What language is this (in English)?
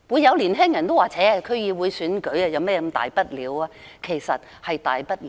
Cantonese